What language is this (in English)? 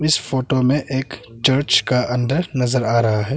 Hindi